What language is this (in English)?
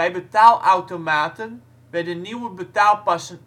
Dutch